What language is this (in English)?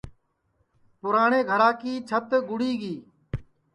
Sansi